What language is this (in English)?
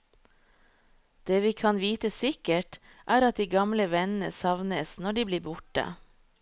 Norwegian